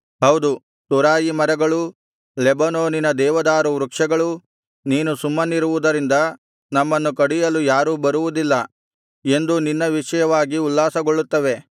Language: Kannada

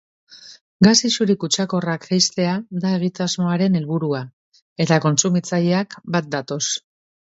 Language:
Basque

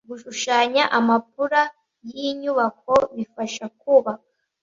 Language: Kinyarwanda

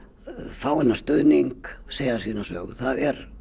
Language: Icelandic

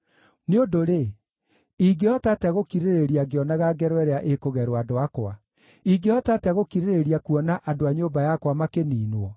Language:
Kikuyu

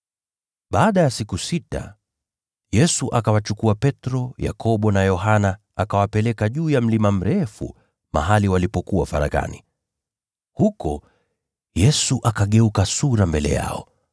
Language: Swahili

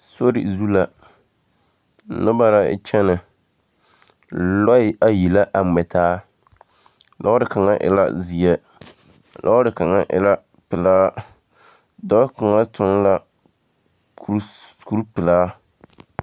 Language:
Southern Dagaare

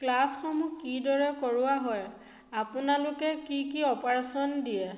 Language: Assamese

